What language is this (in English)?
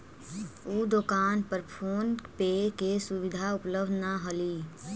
Magahi